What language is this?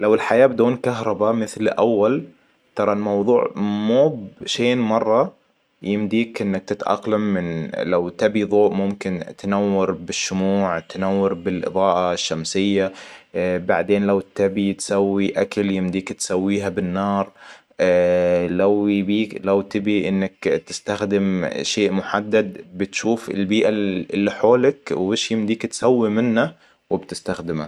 Hijazi Arabic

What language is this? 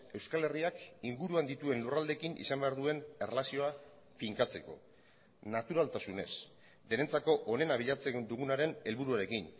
Basque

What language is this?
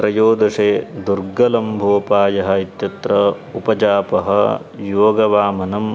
Sanskrit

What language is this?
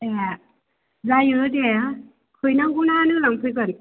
Bodo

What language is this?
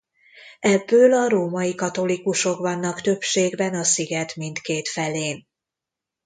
Hungarian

